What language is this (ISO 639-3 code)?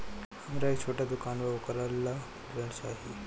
bho